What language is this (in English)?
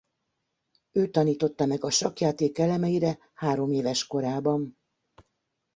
Hungarian